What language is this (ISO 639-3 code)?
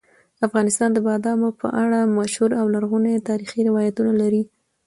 pus